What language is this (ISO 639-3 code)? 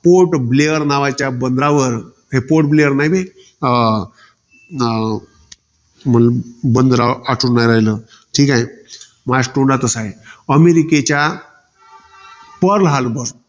mar